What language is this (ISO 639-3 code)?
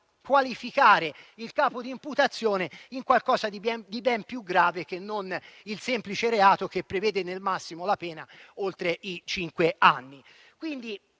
ita